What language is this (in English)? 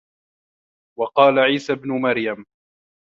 Arabic